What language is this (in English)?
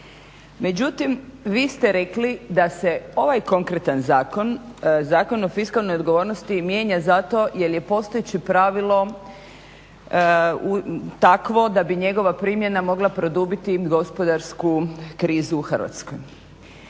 Croatian